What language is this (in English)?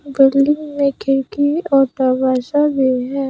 Hindi